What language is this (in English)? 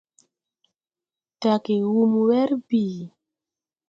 Tupuri